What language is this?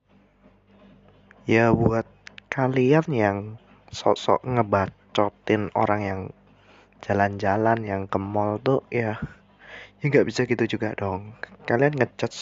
Indonesian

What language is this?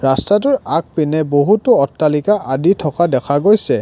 Assamese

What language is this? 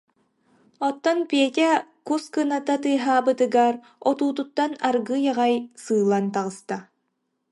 Yakut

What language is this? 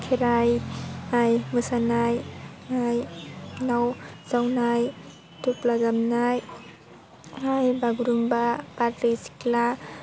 Bodo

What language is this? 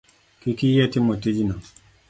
Luo (Kenya and Tanzania)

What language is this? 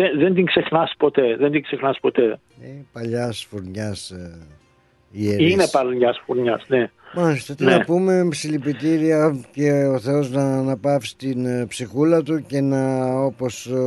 Greek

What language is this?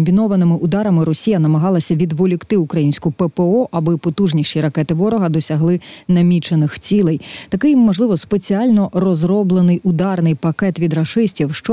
Ukrainian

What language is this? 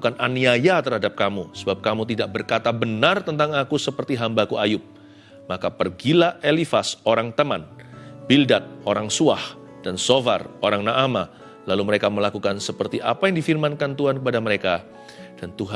Indonesian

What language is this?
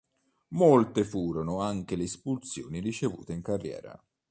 Italian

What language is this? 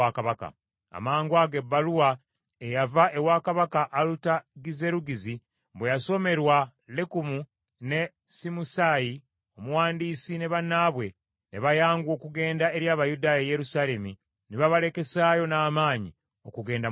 Ganda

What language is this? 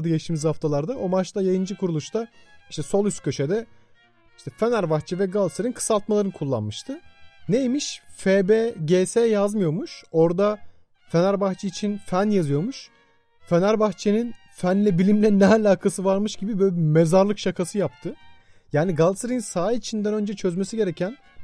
Turkish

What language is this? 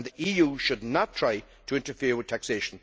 English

